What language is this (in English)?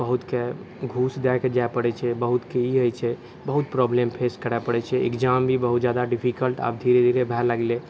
Maithili